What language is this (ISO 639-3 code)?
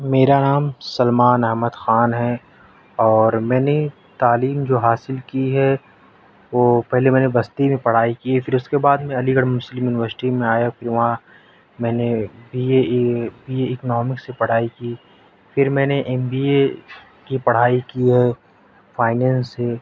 urd